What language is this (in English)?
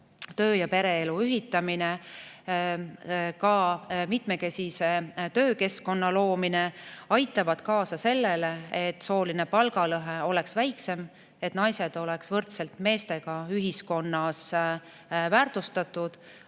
Estonian